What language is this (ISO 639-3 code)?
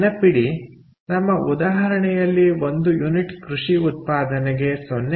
kan